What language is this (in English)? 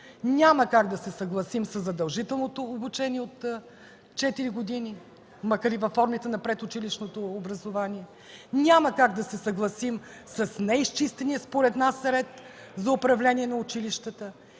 Bulgarian